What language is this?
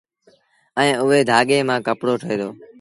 Sindhi Bhil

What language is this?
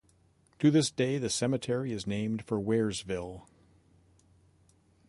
English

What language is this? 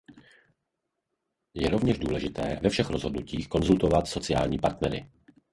Czech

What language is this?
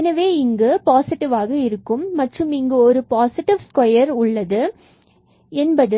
Tamil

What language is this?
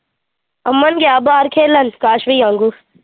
Punjabi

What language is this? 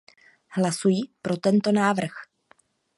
Czech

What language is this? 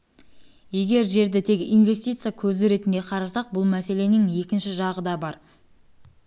Kazakh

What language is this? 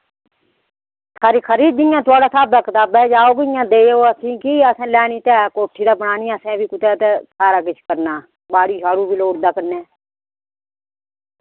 Dogri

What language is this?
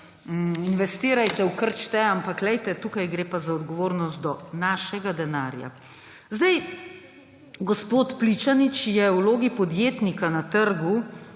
Slovenian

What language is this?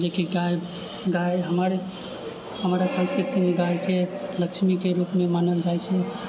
Maithili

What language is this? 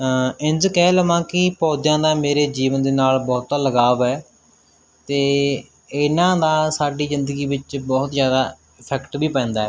Punjabi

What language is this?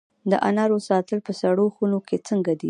Pashto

